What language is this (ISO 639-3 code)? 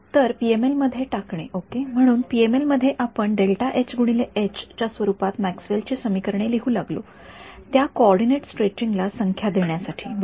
mar